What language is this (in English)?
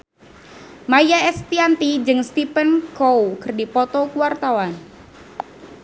Sundanese